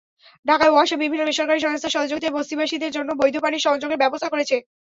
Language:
Bangla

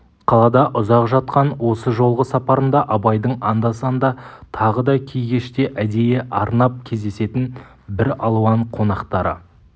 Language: Kazakh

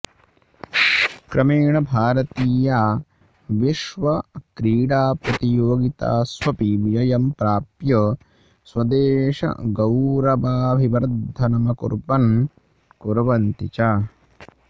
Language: Sanskrit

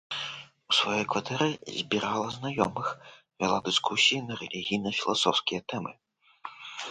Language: Belarusian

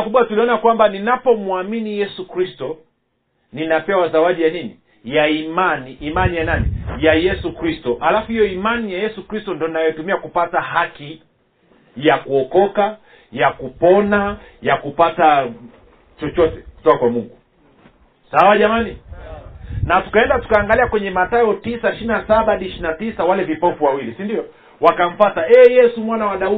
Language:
Swahili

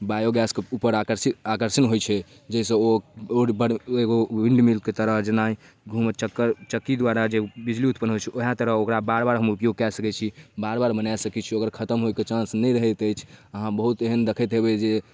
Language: Maithili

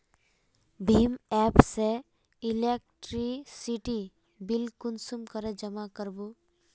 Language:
Magahi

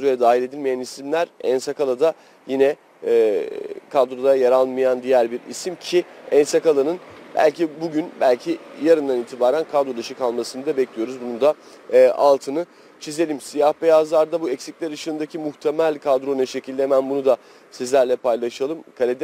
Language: Turkish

